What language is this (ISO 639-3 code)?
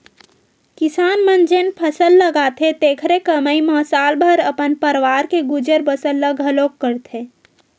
hne